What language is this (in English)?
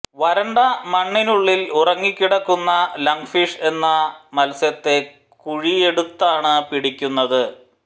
Malayalam